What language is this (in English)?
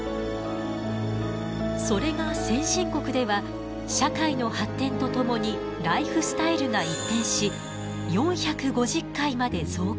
Japanese